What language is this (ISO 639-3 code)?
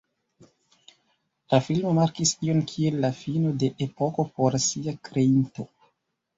epo